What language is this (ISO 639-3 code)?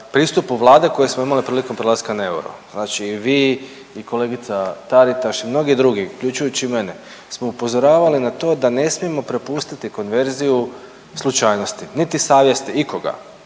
hrv